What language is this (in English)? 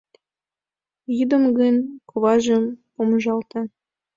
Mari